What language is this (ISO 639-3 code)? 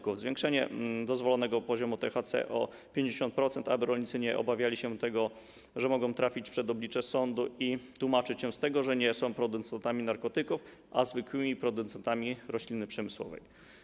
pol